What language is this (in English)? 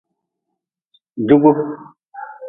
Nawdm